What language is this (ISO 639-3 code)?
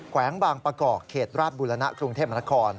tha